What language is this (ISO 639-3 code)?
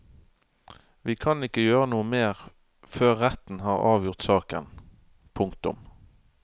nor